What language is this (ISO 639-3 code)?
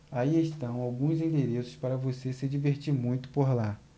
por